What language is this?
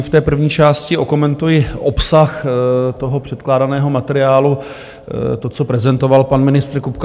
Czech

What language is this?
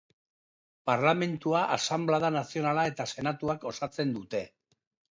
Basque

